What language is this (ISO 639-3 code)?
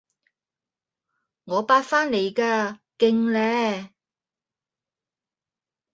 yue